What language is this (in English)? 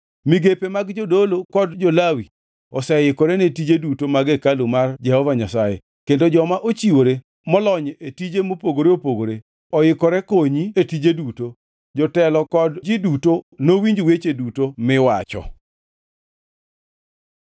Luo (Kenya and Tanzania)